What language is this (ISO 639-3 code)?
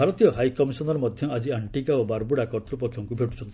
ori